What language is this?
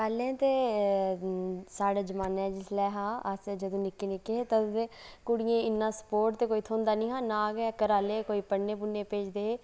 Dogri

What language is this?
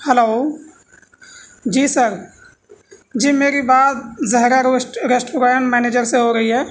Urdu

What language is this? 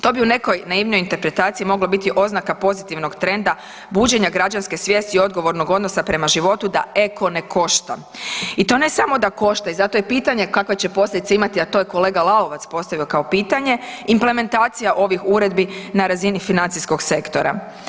Croatian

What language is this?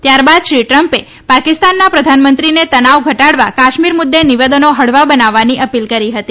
Gujarati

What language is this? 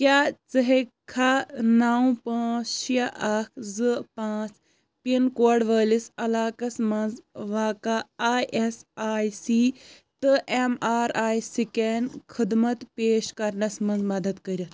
Kashmiri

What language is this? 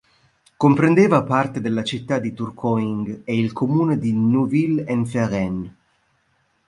Italian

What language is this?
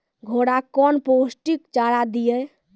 Maithili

